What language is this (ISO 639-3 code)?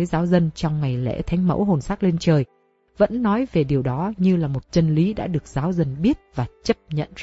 vie